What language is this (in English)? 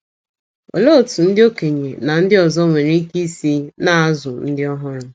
Igbo